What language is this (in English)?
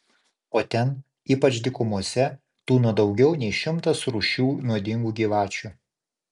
Lithuanian